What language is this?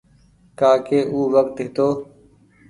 Goaria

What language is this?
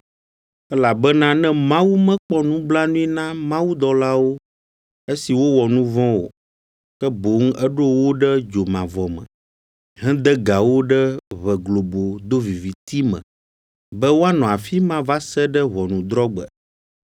Ewe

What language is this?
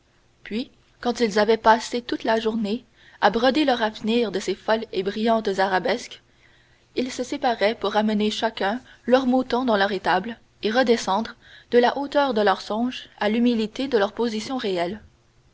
French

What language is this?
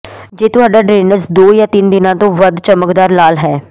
Punjabi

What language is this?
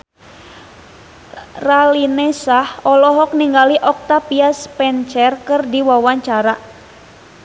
Sundanese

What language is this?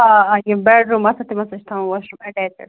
Kashmiri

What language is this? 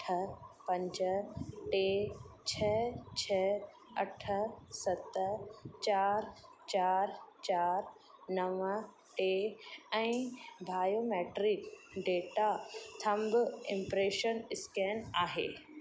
Sindhi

